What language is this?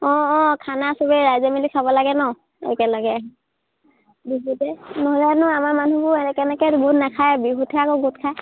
Assamese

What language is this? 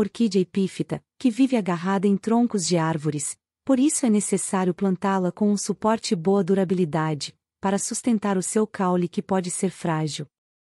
Portuguese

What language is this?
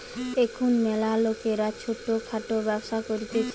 Bangla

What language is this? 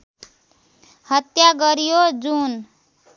Nepali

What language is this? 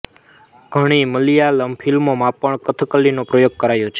Gujarati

